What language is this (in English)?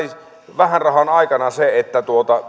Finnish